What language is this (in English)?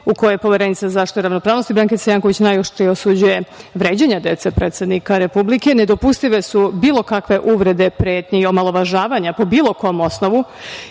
Serbian